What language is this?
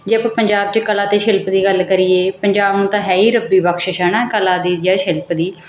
Punjabi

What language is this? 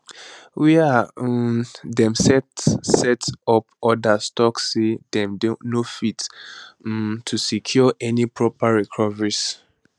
Nigerian Pidgin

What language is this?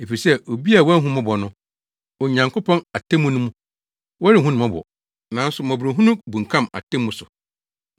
Akan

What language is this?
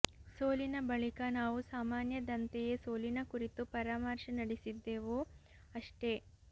Kannada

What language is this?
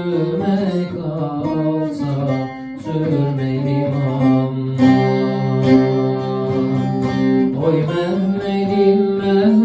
Turkish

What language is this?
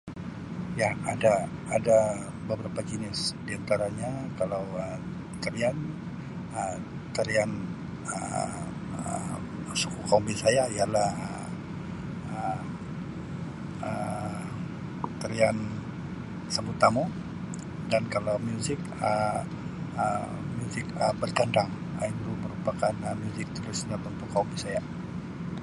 Sabah Malay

